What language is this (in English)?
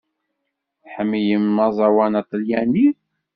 Kabyle